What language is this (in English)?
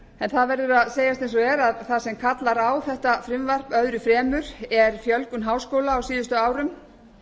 Icelandic